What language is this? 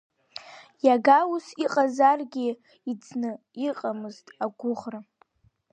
Abkhazian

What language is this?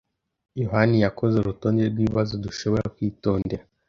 Kinyarwanda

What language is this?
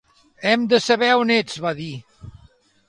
Catalan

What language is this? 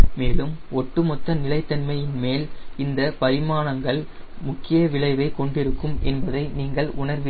Tamil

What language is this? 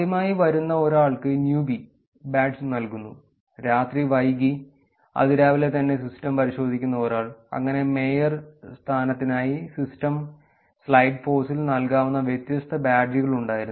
Malayalam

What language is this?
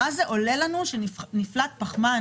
Hebrew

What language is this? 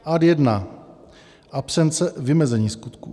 Czech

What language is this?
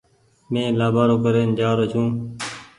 Goaria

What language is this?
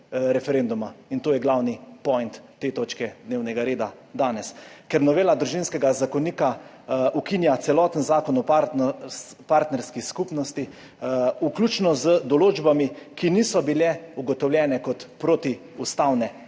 Slovenian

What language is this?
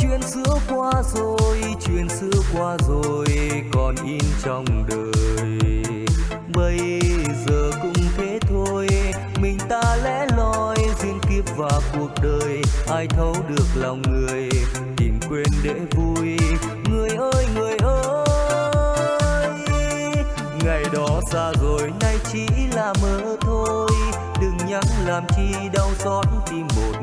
Vietnamese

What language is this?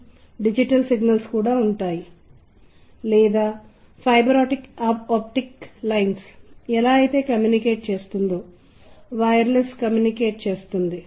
Telugu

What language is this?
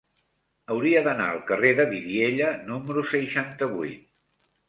Catalan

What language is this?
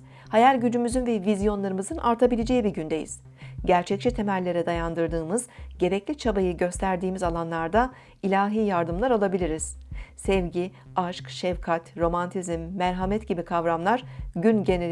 Turkish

